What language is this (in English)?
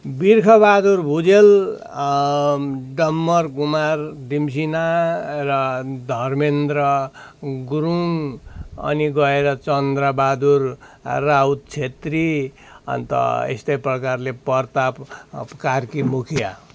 Nepali